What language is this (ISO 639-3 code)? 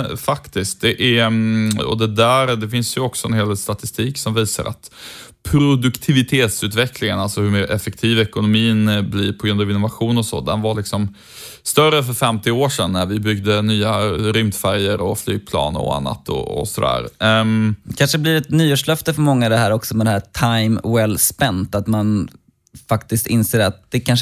swe